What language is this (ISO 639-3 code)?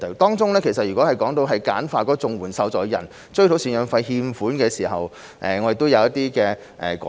yue